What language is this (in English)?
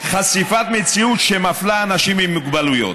Hebrew